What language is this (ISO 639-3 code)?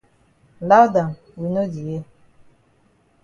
wes